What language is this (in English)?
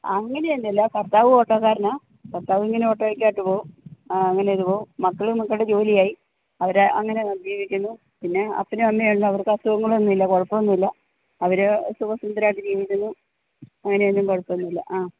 Malayalam